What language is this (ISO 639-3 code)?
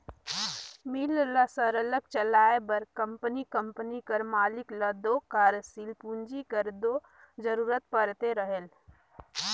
hne